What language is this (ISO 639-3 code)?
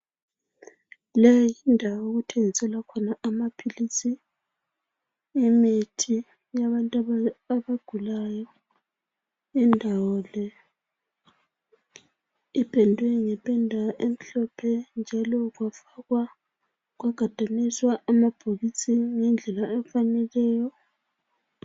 nde